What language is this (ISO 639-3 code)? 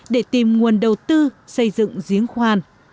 vie